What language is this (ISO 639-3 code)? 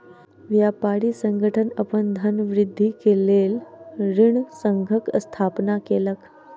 mai